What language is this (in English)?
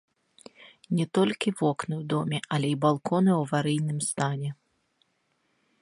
Belarusian